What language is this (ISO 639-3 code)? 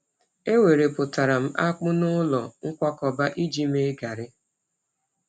ibo